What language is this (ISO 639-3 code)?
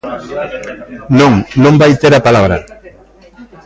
glg